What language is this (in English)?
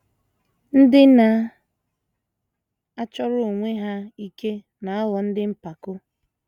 Igbo